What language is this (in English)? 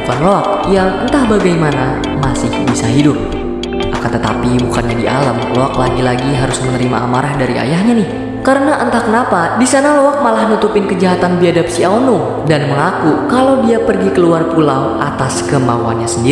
Indonesian